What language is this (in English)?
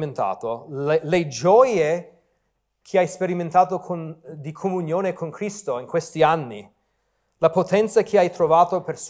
Italian